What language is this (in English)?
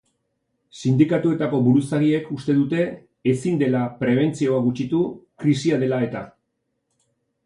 Basque